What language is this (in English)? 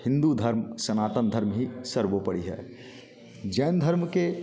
Hindi